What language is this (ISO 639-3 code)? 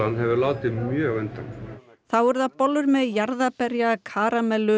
isl